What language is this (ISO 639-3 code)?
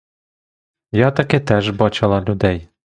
ukr